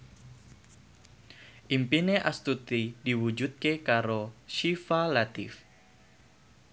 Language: Javanese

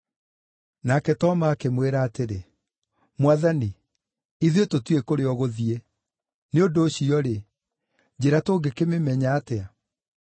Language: Kikuyu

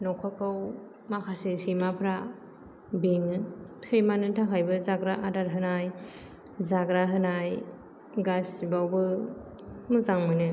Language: Bodo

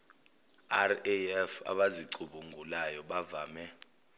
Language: Zulu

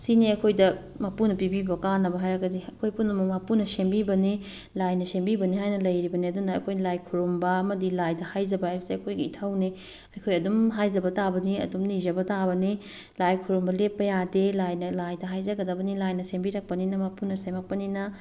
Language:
Manipuri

